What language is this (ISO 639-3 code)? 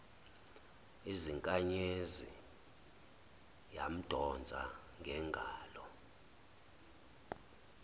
zul